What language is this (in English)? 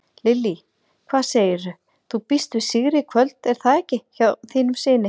Icelandic